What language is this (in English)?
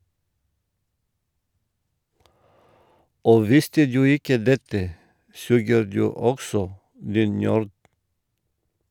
Norwegian